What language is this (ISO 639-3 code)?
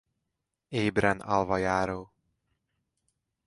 hun